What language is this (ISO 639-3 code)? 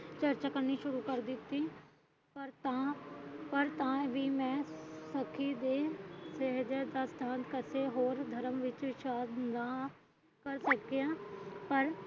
pan